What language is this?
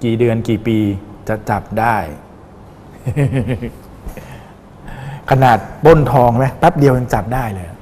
Thai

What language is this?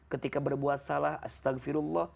Indonesian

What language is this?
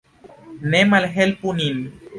Esperanto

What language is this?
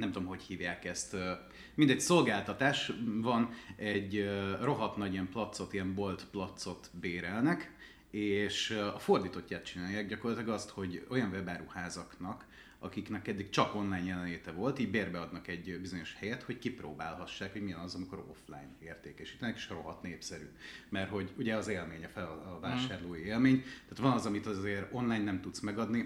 Hungarian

